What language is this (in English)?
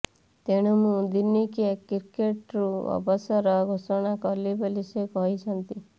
Odia